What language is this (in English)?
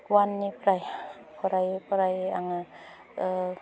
Bodo